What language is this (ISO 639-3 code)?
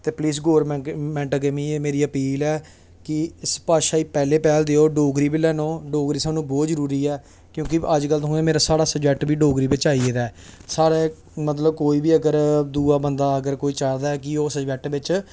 doi